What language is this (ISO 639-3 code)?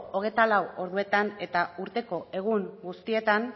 eus